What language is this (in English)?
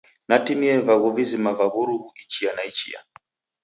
Taita